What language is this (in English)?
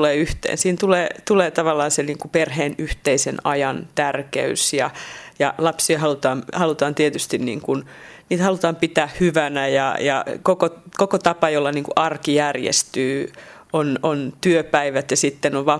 Finnish